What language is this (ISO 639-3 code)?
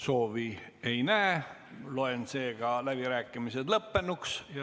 est